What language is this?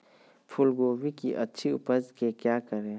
Magahi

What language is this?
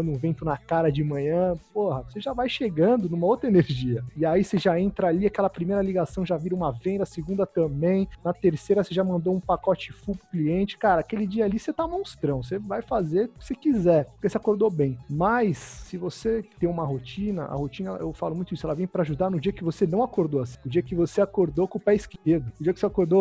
Portuguese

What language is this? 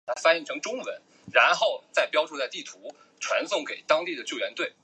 Chinese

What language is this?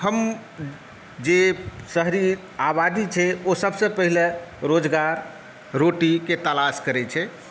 Maithili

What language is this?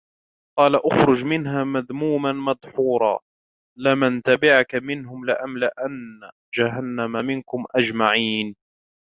Arabic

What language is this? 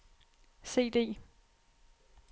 Danish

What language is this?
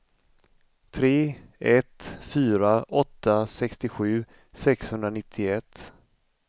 Swedish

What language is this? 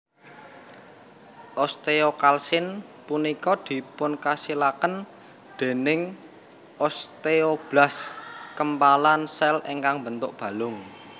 Javanese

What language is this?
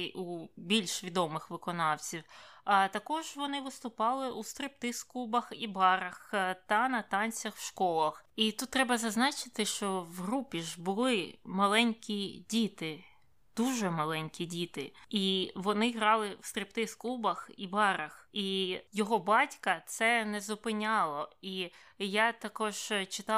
Ukrainian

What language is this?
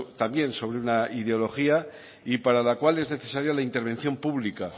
Spanish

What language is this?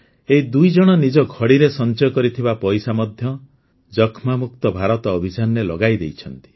Odia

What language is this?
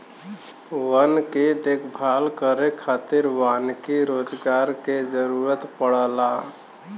Bhojpuri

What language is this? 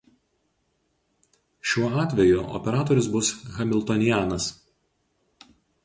Lithuanian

